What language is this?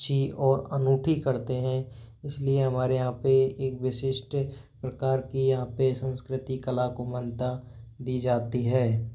Hindi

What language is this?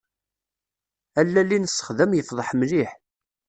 Kabyle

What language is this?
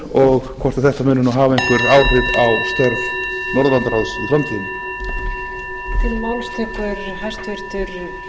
Icelandic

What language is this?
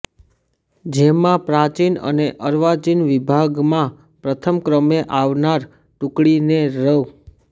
Gujarati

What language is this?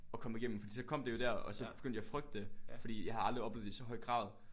Danish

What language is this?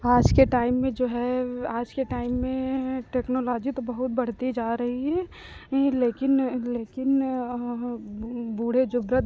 Hindi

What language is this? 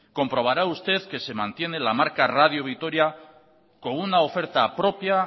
Spanish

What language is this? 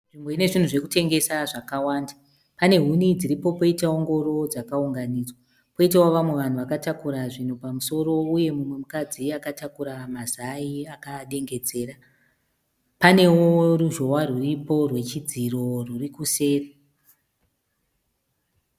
Shona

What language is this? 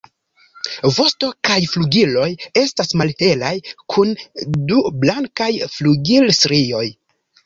Esperanto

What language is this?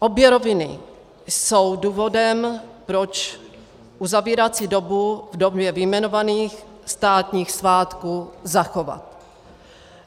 Czech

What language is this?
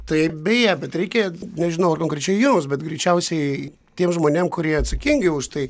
Lithuanian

